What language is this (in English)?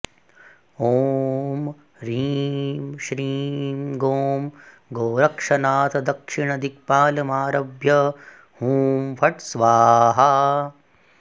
Sanskrit